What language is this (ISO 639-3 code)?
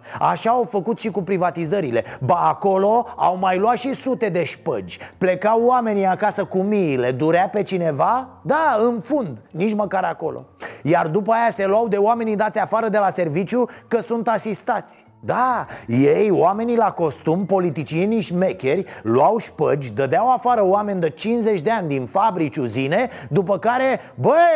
ron